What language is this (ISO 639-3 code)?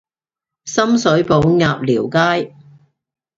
yue